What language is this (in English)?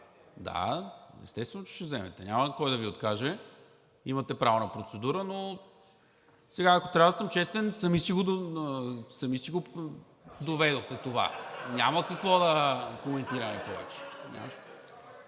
Bulgarian